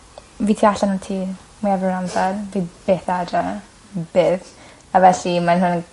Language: Welsh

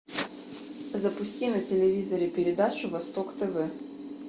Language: Russian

